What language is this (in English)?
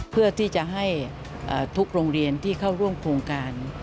Thai